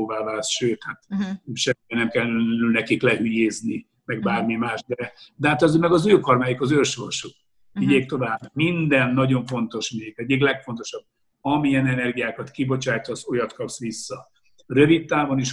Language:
Hungarian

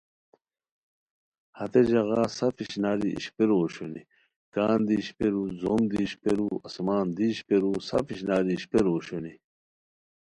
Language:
Khowar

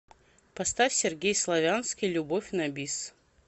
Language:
Russian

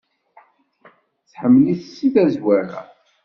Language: Kabyle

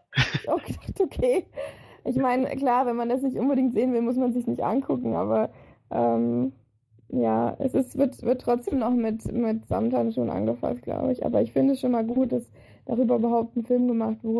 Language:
German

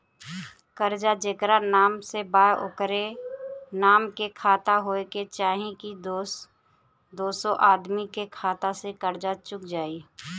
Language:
Bhojpuri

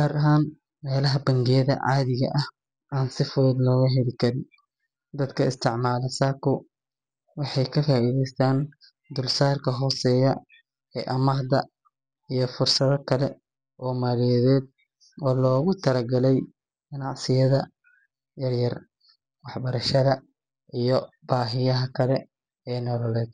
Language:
Somali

